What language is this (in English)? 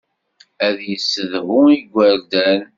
Kabyle